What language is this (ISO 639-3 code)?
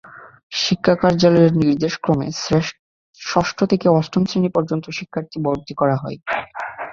ben